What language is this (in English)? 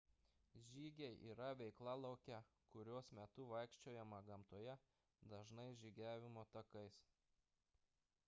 Lithuanian